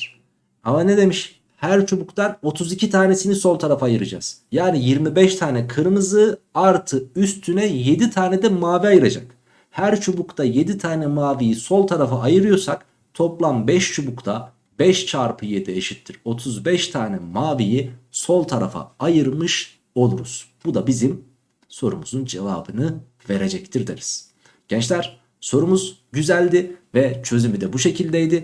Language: Turkish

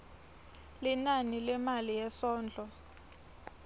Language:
Swati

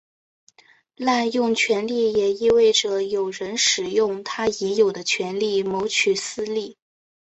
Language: Chinese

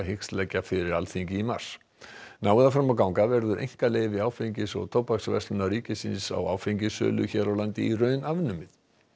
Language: Icelandic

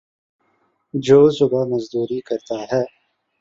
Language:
Urdu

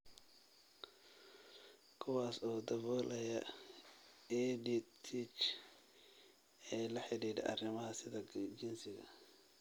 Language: Somali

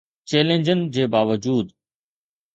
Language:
Sindhi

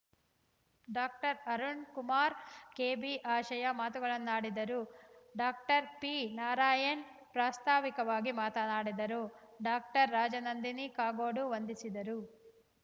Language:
Kannada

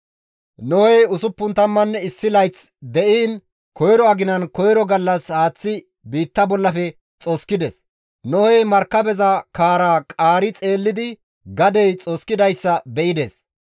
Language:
Gamo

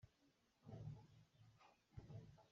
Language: Hakha Chin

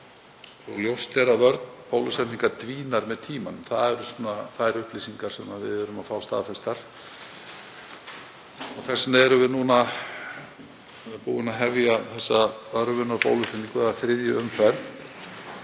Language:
Icelandic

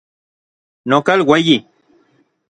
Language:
Orizaba Nahuatl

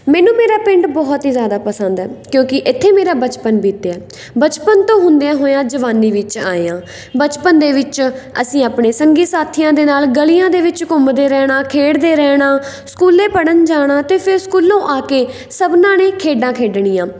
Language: Punjabi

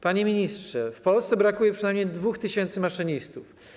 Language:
Polish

